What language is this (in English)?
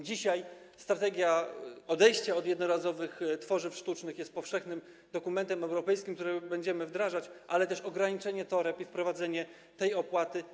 Polish